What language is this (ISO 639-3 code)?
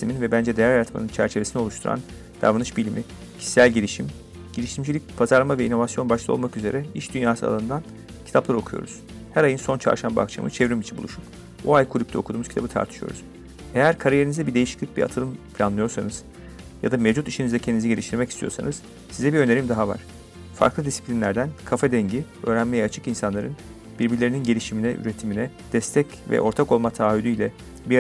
tur